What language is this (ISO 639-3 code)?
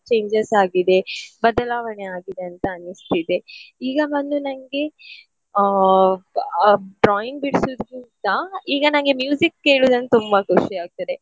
kan